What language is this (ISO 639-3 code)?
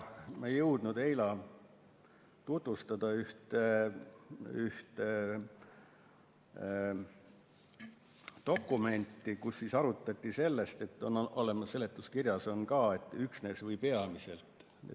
est